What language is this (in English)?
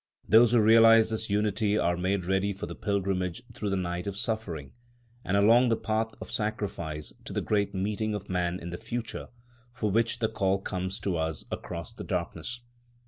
English